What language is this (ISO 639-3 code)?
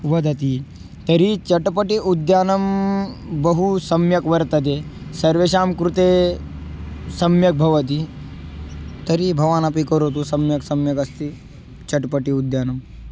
san